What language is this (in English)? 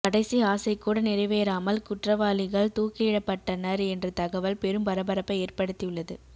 Tamil